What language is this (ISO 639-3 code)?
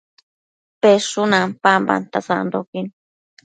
mcf